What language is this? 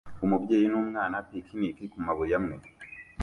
Kinyarwanda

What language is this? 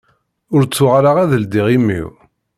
Kabyle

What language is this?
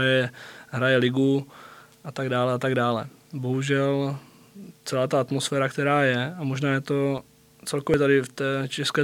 Czech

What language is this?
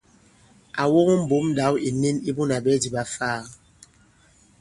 Bankon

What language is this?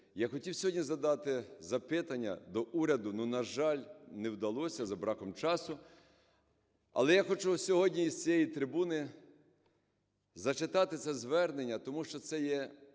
Ukrainian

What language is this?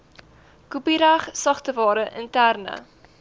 Afrikaans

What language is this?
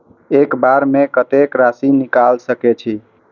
Maithili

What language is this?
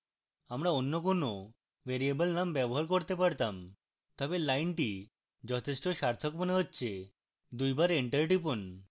Bangla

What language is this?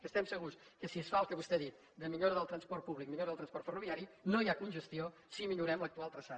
Catalan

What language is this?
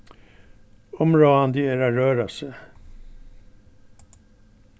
Faroese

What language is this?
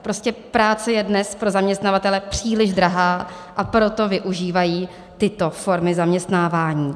Czech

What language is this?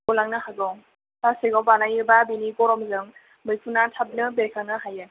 Bodo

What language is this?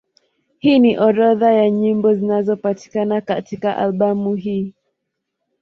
Swahili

